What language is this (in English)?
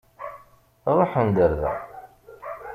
Kabyle